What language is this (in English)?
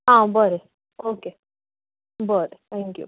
Konkani